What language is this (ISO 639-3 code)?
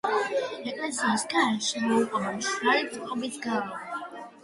kat